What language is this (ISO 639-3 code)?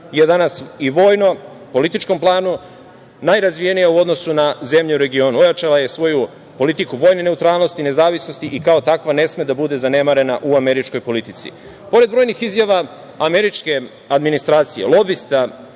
srp